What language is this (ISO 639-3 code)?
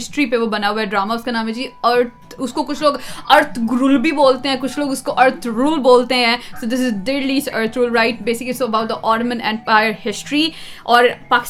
urd